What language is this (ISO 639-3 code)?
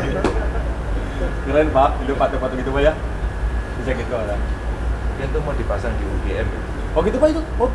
ind